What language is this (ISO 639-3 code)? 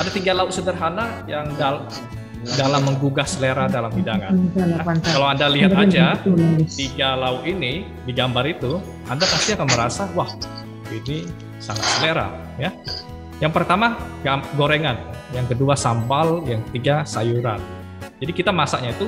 ind